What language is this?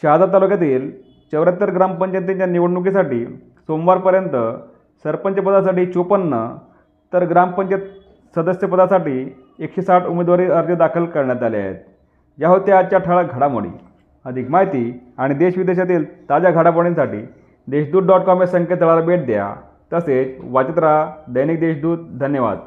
Marathi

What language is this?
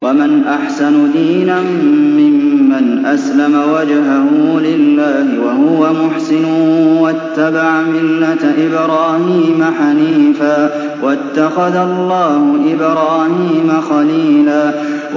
Arabic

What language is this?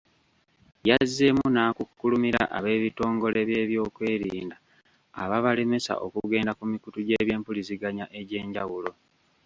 Ganda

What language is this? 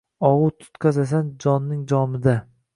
Uzbek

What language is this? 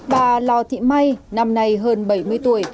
Vietnamese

